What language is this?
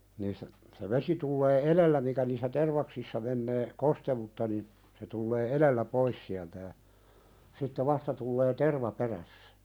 Finnish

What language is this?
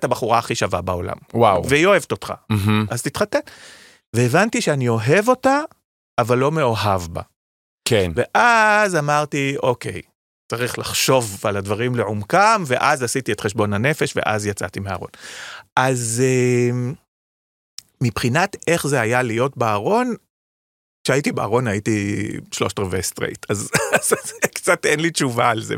Hebrew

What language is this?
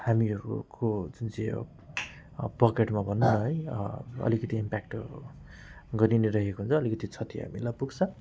Nepali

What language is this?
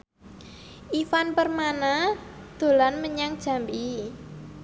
Javanese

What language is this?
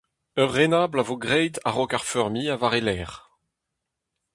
Breton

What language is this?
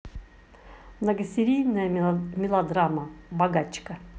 Russian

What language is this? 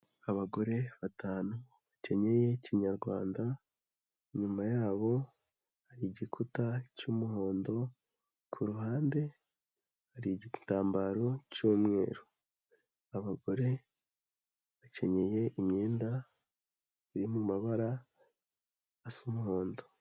Kinyarwanda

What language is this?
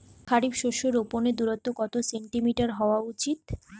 Bangla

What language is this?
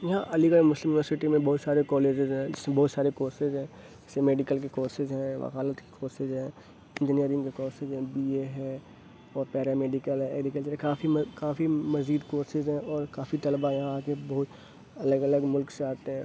Urdu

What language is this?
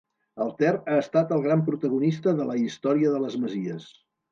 Catalan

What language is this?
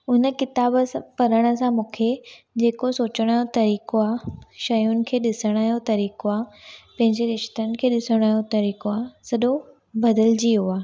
Sindhi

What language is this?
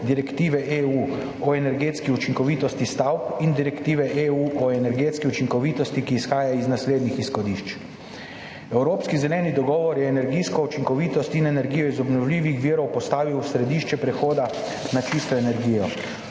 Slovenian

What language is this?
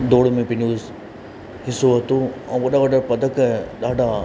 Sindhi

